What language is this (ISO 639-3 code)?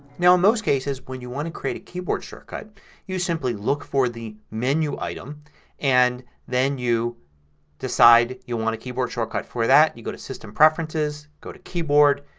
eng